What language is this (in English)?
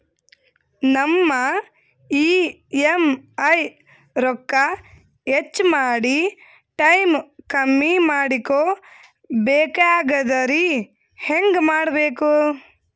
Kannada